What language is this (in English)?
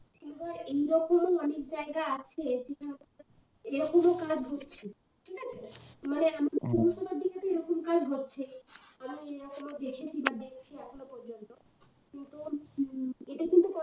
Bangla